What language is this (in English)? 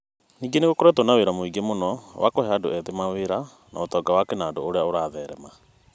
Kikuyu